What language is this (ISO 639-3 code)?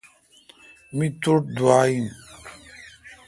xka